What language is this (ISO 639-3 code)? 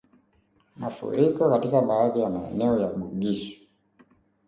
swa